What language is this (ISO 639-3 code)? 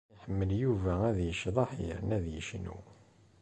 kab